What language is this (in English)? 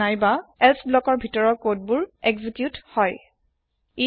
Assamese